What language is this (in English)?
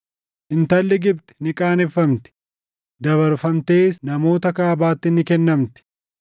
Oromo